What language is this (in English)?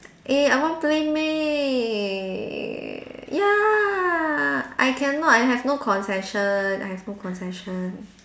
English